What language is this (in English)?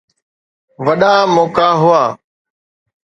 Sindhi